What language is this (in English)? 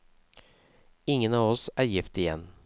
Norwegian